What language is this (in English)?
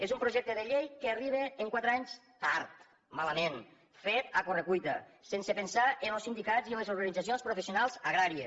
Catalan